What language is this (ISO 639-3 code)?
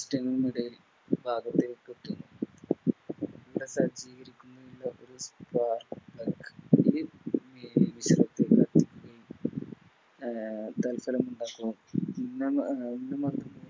mal